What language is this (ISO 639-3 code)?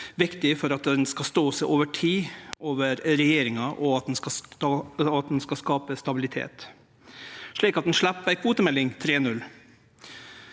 nor